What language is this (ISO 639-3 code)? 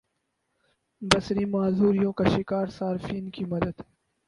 urd